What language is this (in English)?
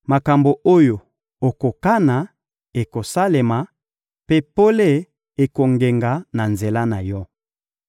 Lingala